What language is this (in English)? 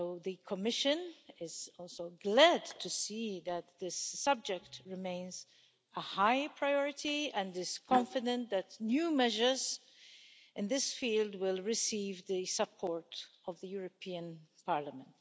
English